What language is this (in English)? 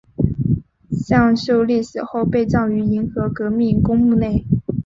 Chinese